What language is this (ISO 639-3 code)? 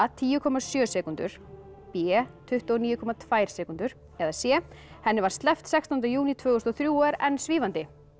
isl